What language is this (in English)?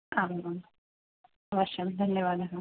Sanskrit